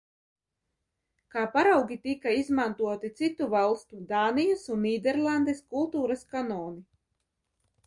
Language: Latvian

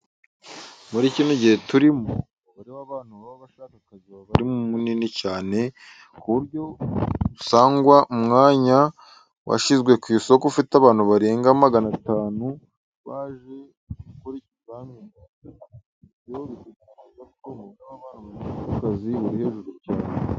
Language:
Kinyarwanda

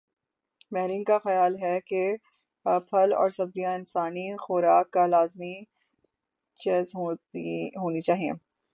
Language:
Urdu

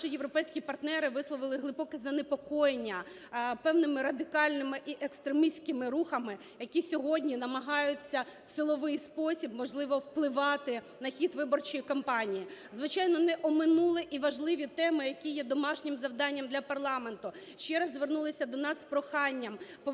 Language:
Ukrainian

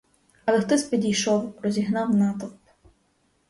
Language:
Ukrainian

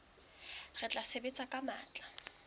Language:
Southern Sotho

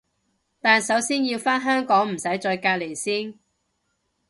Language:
Cantonese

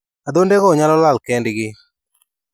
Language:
Luo (Kenya and Tanzania)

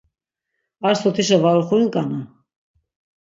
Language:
Laz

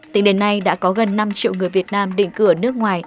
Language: Vietnamese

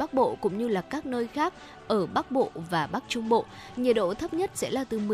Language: Vietnamese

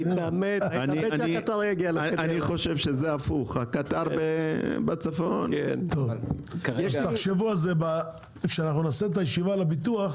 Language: Hebrew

